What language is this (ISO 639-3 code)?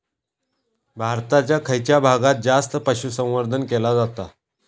mar